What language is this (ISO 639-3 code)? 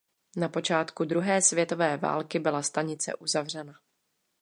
ces